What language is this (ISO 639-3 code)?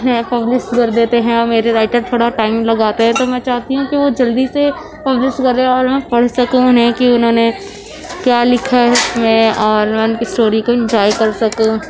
urd